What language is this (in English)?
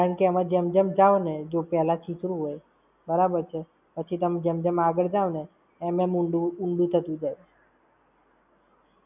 Gujarati